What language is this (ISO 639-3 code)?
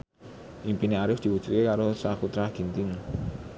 jav